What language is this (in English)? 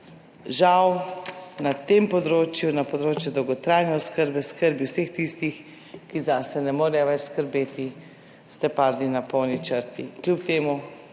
Slovenian